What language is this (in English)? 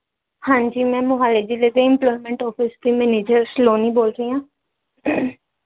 Punjabi